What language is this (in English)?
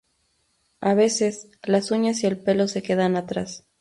Spanish